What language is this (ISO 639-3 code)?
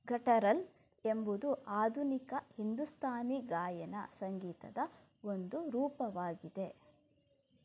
kan